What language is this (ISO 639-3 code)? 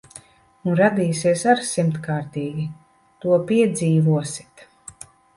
lav